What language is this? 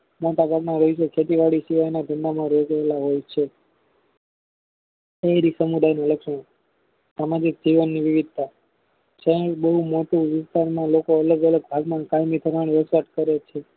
Gujarati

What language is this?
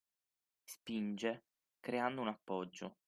Italian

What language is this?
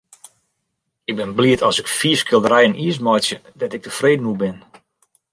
Western Frisian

